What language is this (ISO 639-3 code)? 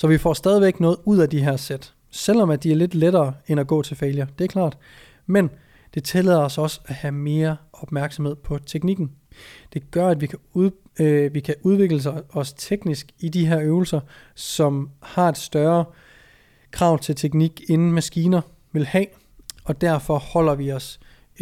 dan